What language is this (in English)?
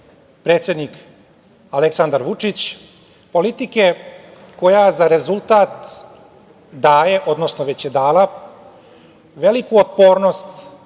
Serbian